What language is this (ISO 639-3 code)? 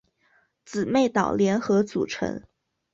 zho